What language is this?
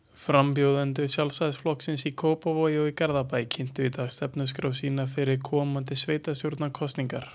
Icelandic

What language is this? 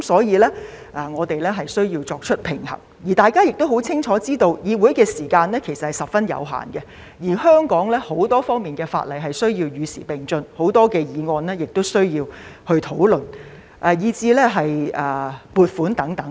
Cantonese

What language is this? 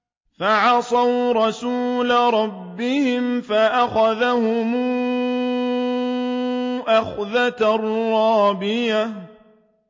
Arabic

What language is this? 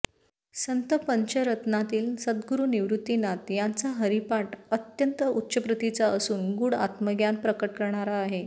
Marathi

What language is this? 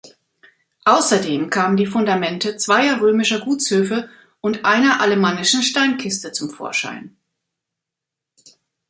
German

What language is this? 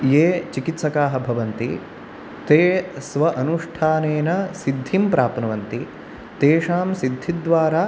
Sanskrit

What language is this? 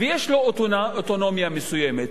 Hebrew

